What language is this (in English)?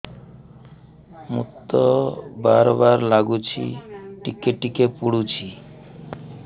Odia